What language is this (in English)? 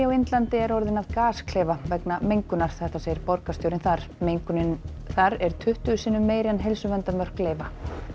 Icelandic